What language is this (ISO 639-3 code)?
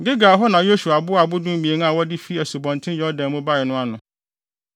aka